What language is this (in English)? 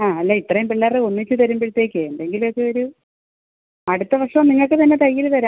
Malayalam